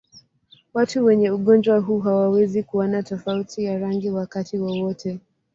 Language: Swahili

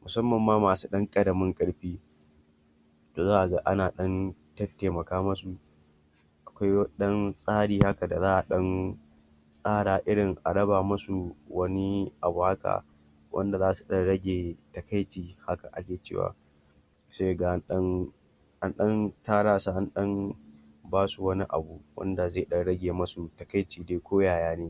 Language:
Hausa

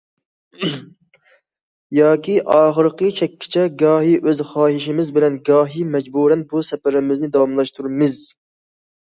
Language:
Uyghur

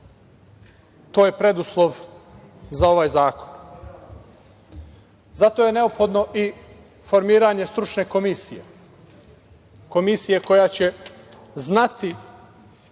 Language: Serbian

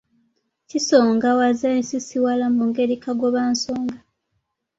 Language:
Ganda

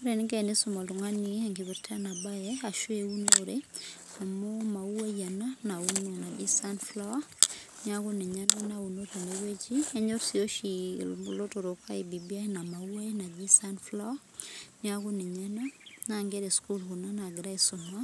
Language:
Masai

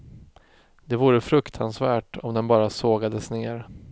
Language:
Swedish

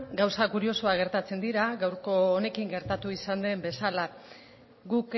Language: Basque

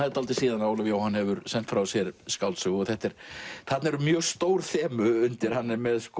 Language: Icelandic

